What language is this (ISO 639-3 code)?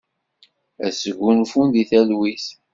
kab